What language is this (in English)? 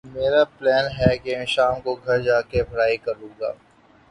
Urdu